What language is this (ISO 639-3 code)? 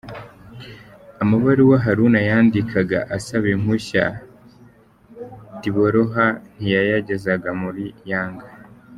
kin